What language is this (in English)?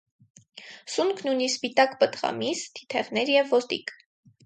Armenian